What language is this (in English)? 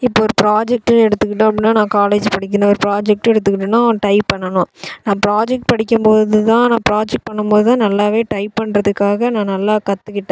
Tamil